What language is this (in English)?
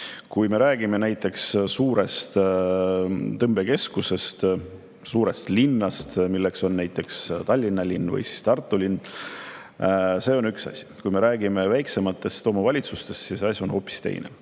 Estonian